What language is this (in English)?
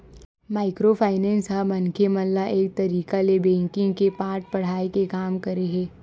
Chhattisgarhi